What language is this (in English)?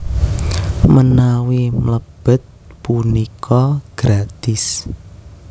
Javanese